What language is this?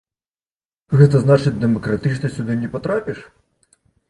Belarusian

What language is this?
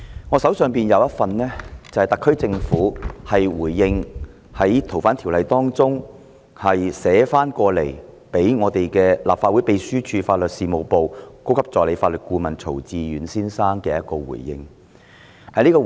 Cantonese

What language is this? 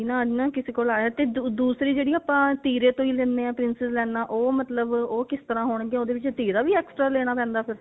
Punjabi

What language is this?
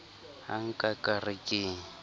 Southern Sotho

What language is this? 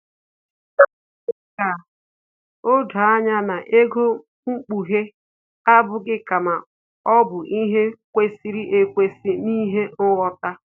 Igbo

